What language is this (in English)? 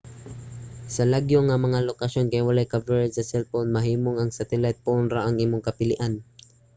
Cebuano